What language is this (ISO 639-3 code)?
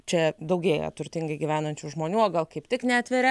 lit